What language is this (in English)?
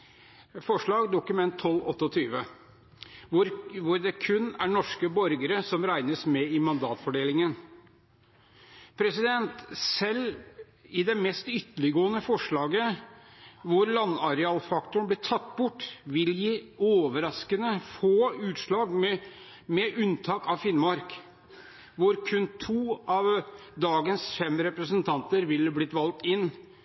Norwegian Bokmål